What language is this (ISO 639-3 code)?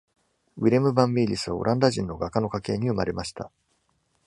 jpn